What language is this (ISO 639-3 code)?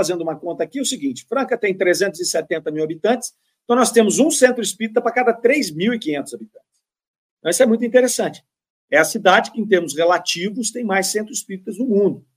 por